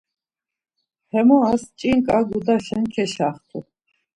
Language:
Laz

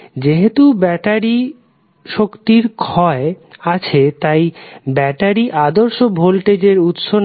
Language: Bangla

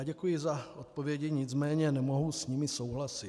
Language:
Czech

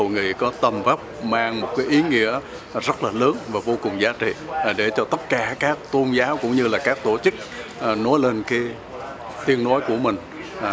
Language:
Vietnamese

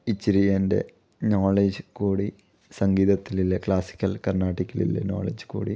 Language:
Malayalam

